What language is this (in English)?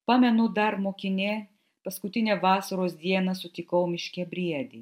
Lithuanian